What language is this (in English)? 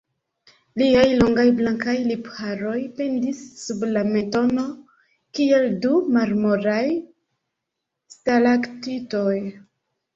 Esperanto